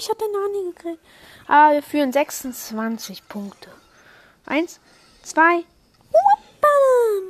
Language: German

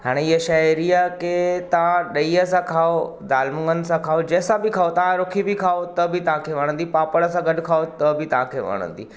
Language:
Sindhi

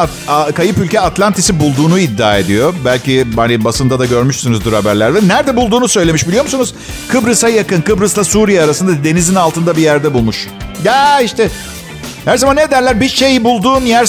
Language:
Turkish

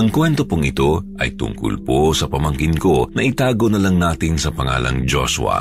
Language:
Filipino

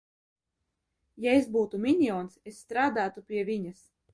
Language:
Latvian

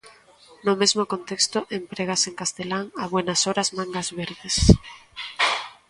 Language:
Galician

